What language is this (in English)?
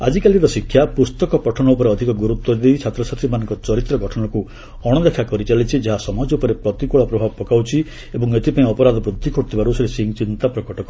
Odia